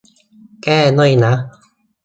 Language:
Thai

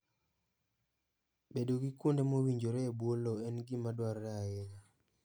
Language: Luo (Kenya and Tanzania)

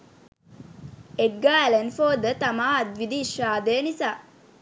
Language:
Sinhala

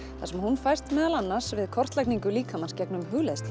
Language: Icelandic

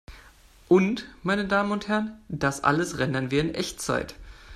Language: German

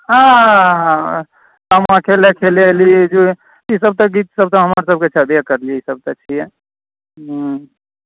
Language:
Maithili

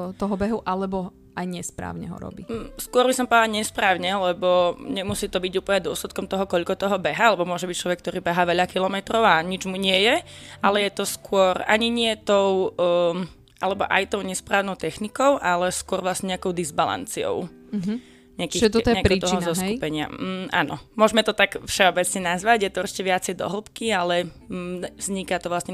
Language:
Slovak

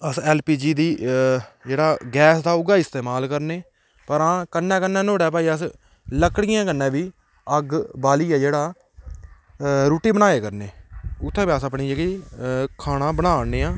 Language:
Dogri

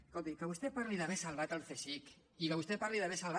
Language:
Catalan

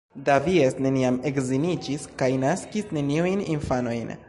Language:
Esperanto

